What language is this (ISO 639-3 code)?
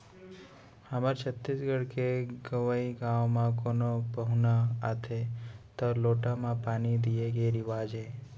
hne